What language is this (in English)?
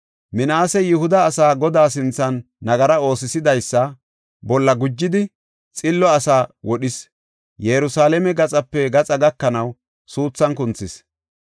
Gofa